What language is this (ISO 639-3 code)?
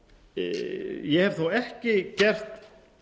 isl